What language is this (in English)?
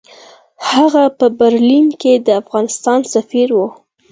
Pashto